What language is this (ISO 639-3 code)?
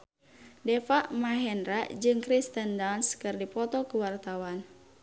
sun